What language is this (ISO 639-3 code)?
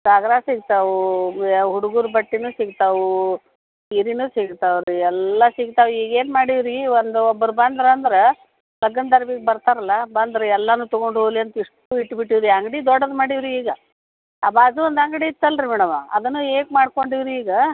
kan